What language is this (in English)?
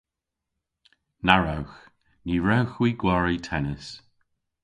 Cornish